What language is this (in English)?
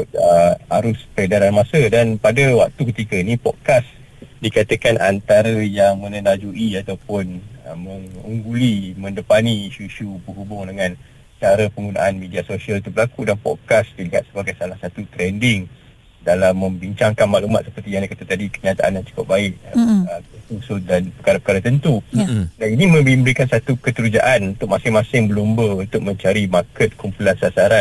Malay